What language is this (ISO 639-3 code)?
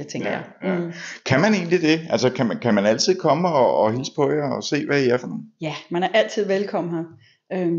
dan